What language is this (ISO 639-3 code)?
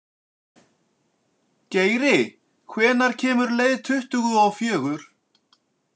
isl